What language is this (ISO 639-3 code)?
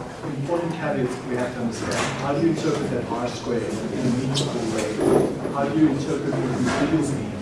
eng